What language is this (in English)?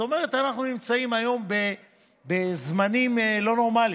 Hebrew